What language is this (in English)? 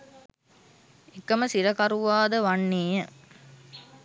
Sinhala